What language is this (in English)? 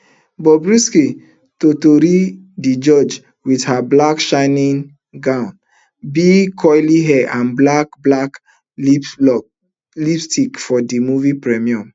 Nigerian Pidgin